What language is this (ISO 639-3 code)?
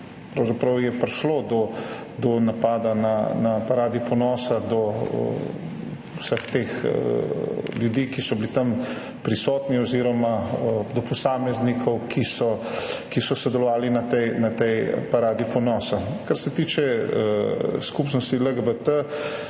slv